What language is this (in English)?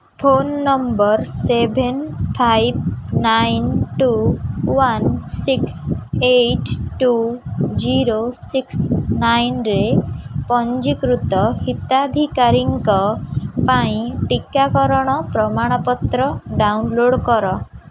Odia